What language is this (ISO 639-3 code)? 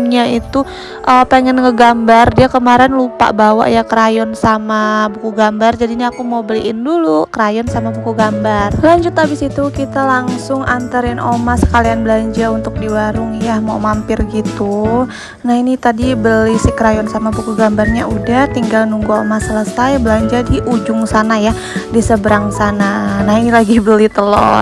ind